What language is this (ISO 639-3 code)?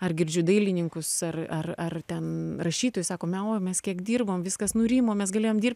lit